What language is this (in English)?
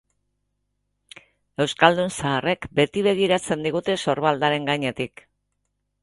Basque